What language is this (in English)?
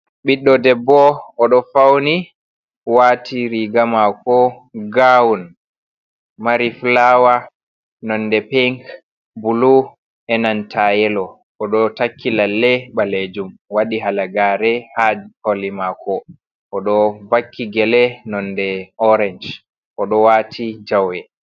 Fula